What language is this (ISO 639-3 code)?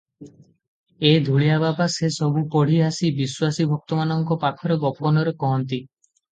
ori